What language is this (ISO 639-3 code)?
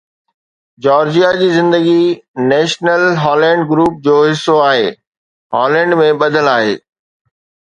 snd